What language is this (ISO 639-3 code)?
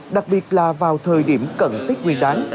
vie